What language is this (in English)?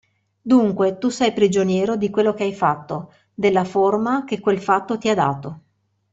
Italian